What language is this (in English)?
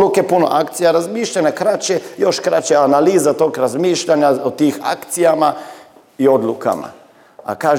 Croatian